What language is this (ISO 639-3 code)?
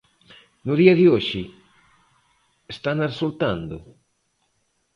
glg